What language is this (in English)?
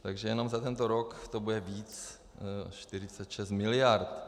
Czech